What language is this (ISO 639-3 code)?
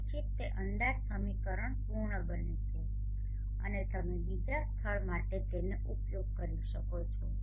guj